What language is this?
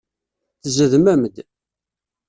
Kabyle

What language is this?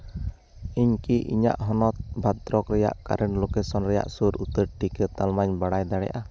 Santali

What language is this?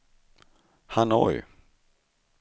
Swedish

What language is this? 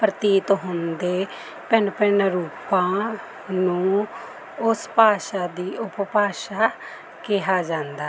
Punjabi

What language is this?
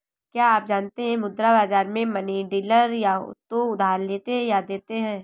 Hindi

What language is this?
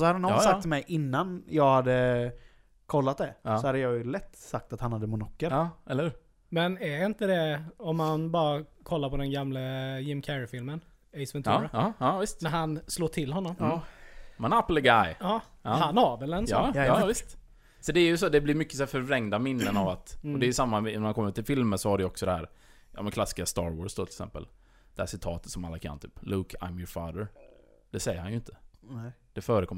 Swedish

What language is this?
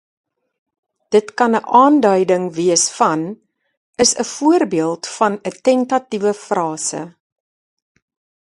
Afrikaans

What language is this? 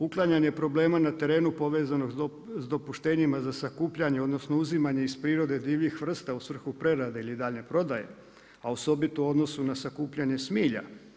Croatian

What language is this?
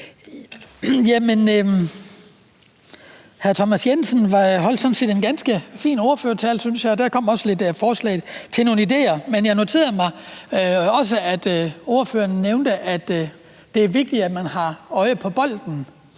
Danish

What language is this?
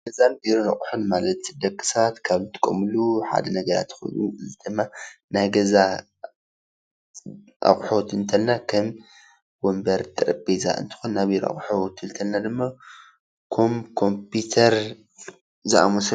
Tigrinya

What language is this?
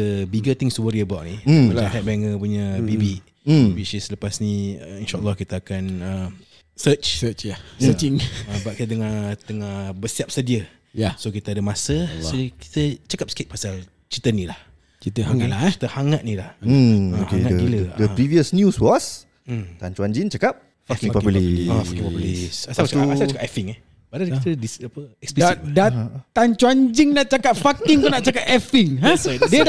Malay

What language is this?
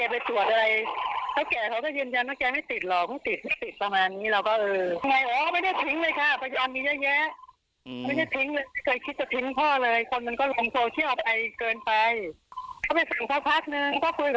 Thai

